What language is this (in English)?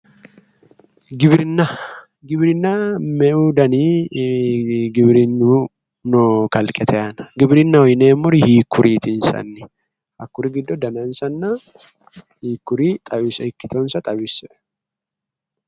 Sidamo